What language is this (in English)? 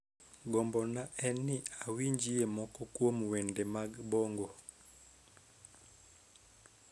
Luo (Kenya and Tanzania)